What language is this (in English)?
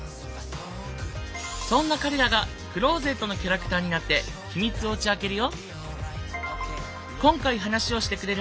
Japanese